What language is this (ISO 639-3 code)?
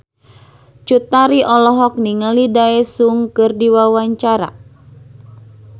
sun